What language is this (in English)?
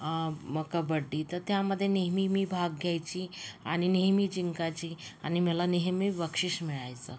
Marathi